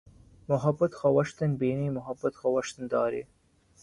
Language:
Urdu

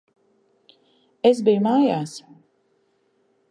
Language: Latvian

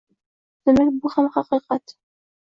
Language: Uzbek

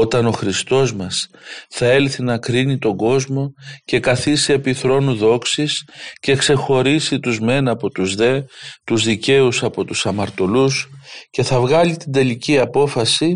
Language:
Greek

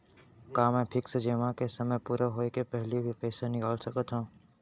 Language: Chhattisgarhi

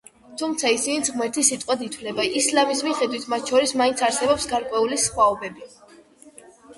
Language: Georgian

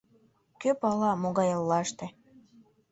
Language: Mari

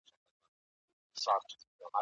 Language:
Pashto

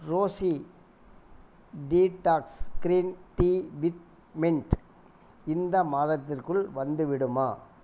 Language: Tamil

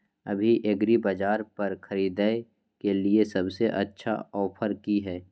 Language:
Maithili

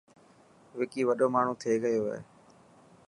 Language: Dhatki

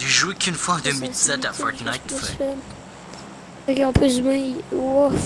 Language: French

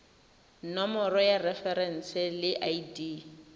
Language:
Tswana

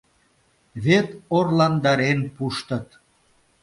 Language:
Mari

